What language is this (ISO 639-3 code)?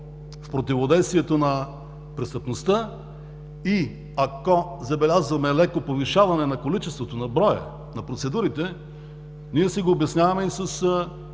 bul